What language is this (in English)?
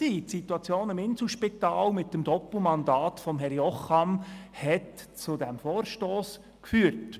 Swiss German